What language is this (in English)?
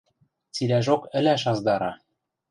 Western Mari